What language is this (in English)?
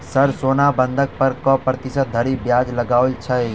Maithili